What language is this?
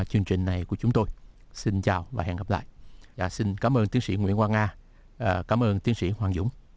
Vietnamese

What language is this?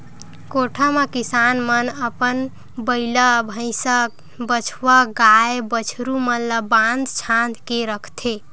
Chhattisgarhi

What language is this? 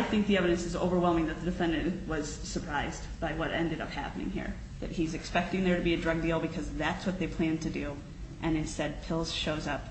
English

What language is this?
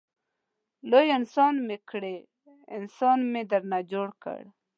Pashto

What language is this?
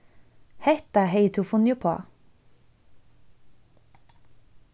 Faroese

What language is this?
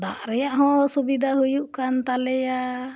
Santali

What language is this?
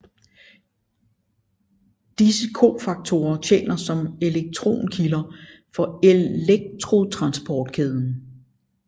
Danish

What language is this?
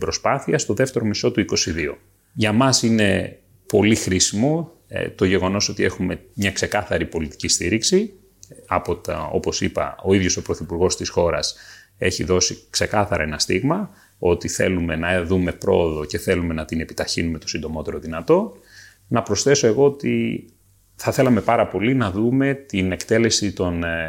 Greek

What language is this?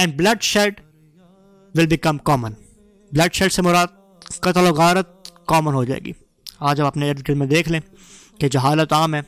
Urdu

